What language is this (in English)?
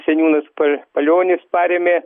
Lithuanian